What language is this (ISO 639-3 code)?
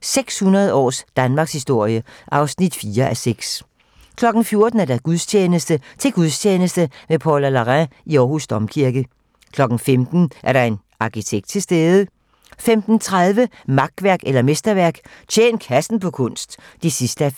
dan